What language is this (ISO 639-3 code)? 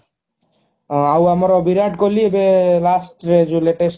ori